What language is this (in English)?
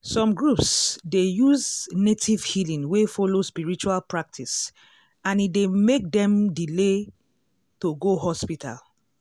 Nigerian Pidgin